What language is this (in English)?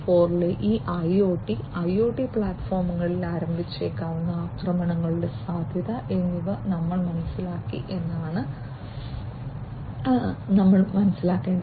Malayalam